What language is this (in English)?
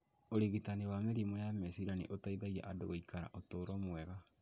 Kikuyu